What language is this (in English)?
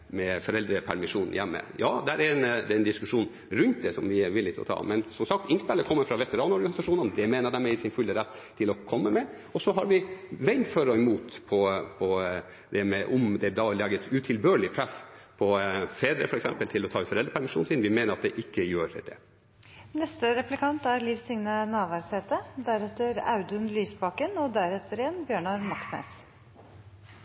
Norwegian